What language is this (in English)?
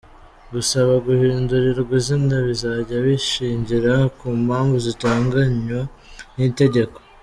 Kinyarwanda